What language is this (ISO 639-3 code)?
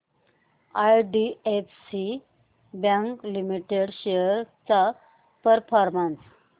mar